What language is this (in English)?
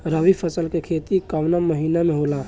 Bhojpuri